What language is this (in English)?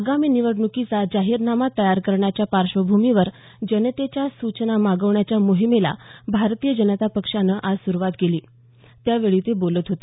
Marathi